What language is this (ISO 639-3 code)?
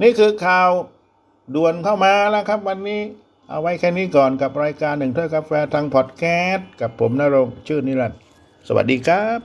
tha